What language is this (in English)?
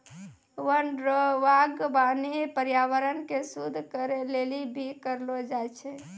Maithili